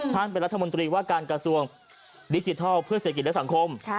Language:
Thai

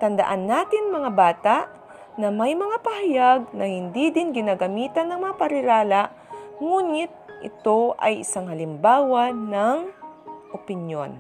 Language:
Filipino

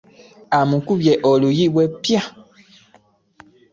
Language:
Ganda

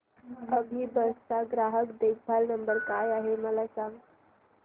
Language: Marathi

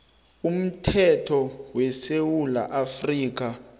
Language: South Ndebele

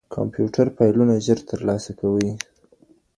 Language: Pashto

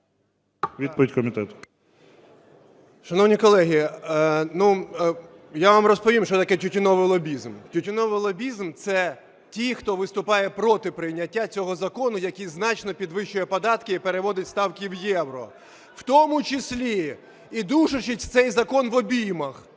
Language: Ukrainian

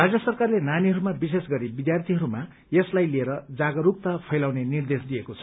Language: Nepali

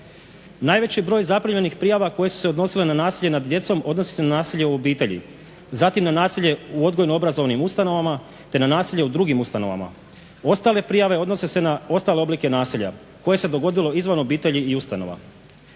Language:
Croatian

